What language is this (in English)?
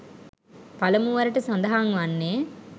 Sinhala